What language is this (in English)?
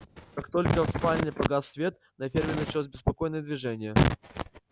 Russian